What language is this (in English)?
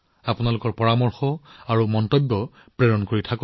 Assamese